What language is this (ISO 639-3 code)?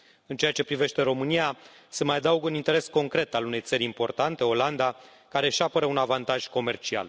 ron